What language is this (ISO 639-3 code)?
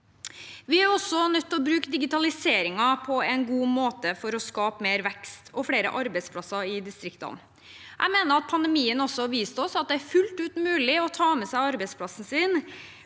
nor